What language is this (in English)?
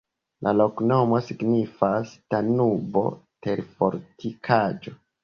Esperanto